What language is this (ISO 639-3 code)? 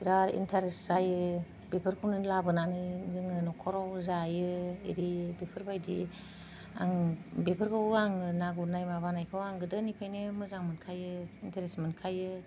brx